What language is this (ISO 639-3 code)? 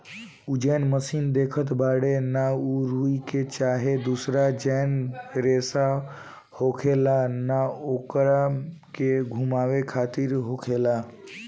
bho